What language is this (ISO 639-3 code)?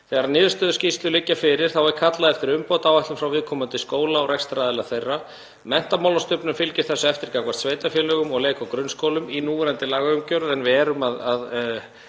isl